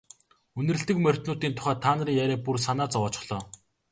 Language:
Mongolian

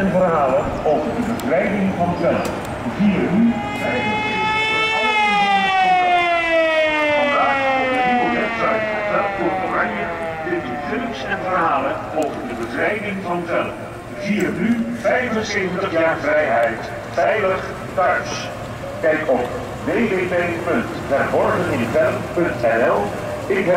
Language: Dutch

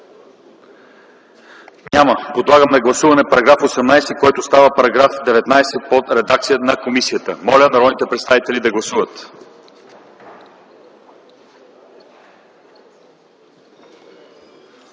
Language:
Bulgarian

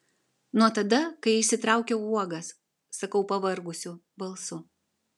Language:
Lithuanian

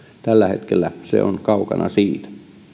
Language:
Finnish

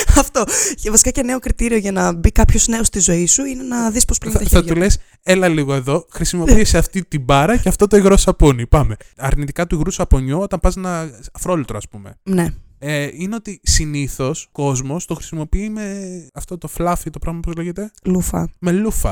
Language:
Greek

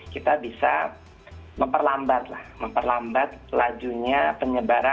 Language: Indonesian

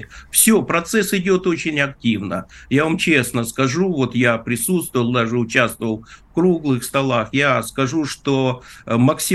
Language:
Russian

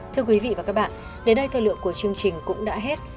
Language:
Vietnamese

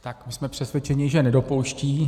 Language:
Czech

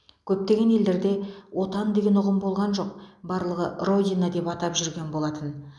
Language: Kazakh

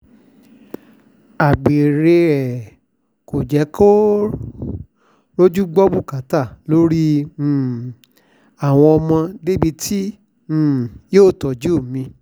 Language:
Yoruba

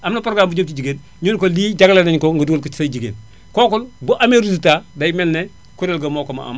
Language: Wolof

